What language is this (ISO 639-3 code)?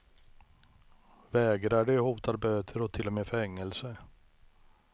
swe